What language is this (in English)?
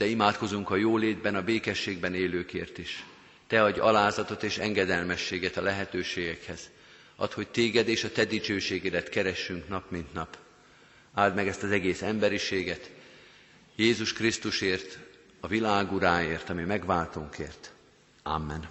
Hungarian